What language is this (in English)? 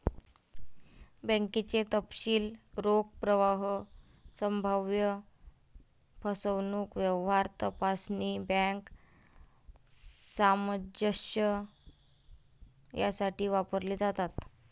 Marathi